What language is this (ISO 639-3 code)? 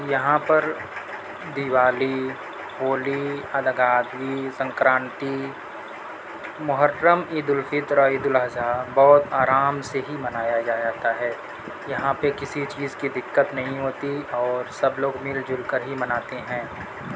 urd